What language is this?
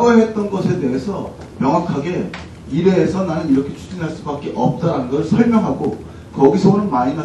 Korean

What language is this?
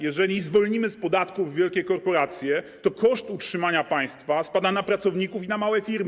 Polish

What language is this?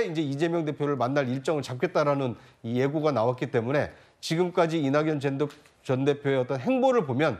Korean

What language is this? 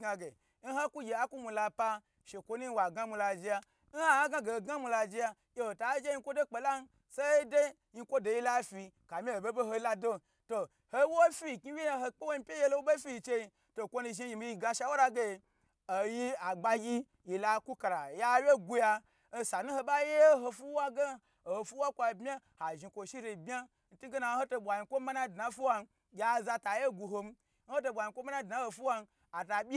Gbagyi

